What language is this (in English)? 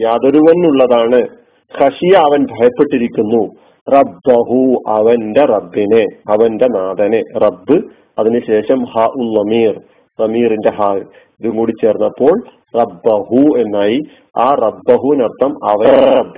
Malayalam